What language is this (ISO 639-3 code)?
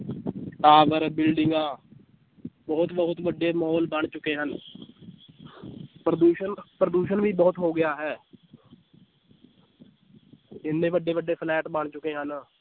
pan